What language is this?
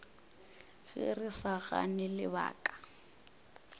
Northern Sotho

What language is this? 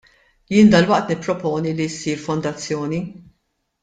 Maltese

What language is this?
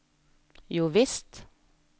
Norwegian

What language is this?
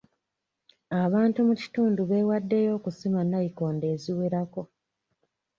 Ganda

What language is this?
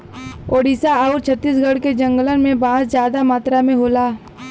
Bhojpuri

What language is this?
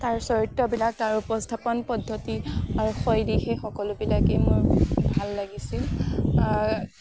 Assamese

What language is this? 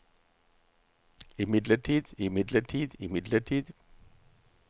Norwegian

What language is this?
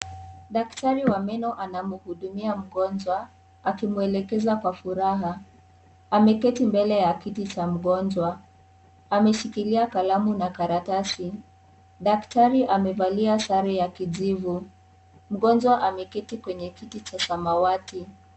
Swahili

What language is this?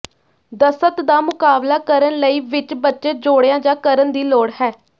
Punjabi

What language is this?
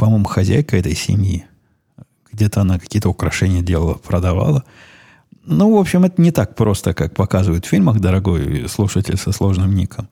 Russian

